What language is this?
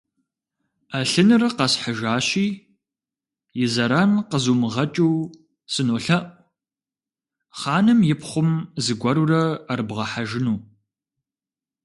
Kabardian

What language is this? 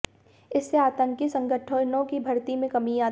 Hindi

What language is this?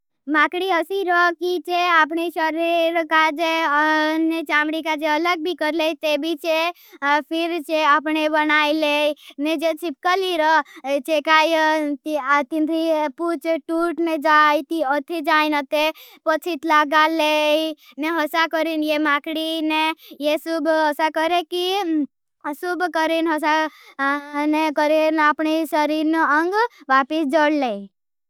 Bhili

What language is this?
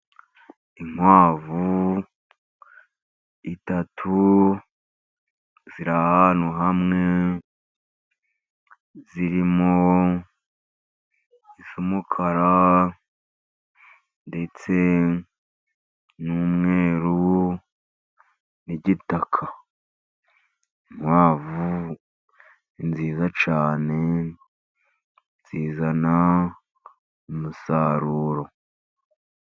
Kinyarwanda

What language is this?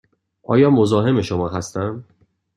Persian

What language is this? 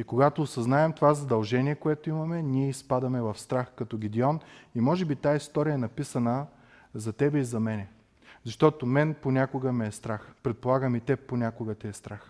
Bulgarian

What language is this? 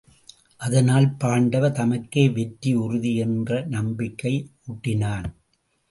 Tamil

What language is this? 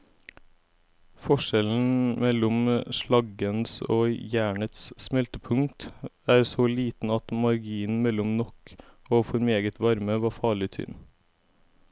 Norwegian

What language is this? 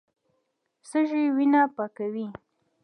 Pashto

